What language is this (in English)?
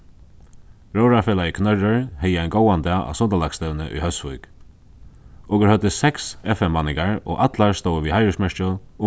Faroese